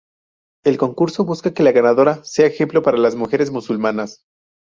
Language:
Spanish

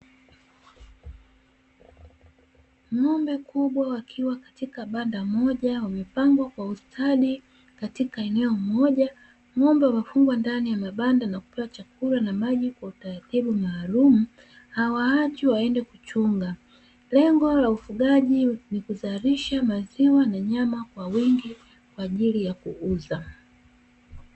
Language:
Swahili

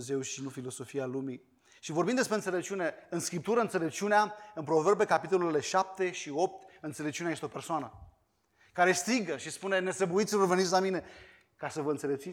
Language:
Romanian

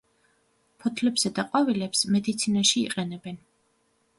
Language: Georgian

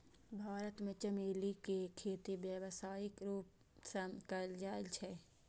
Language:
Maithili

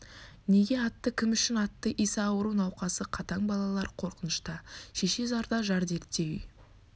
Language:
Kazakh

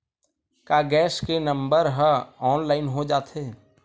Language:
Chhattisgarhi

